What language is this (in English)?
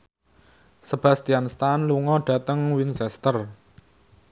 Javanese